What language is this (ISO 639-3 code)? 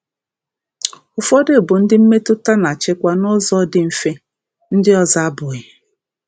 ibo